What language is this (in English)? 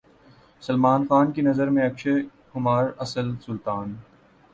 Urdu